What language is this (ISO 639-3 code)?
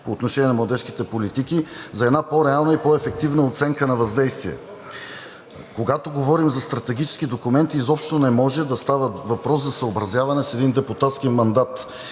bul